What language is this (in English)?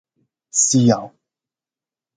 Cantonese